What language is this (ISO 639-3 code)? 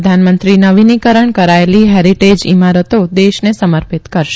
guj